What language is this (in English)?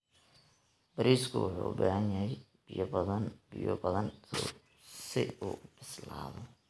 Somali